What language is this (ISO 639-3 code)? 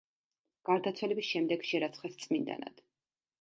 kat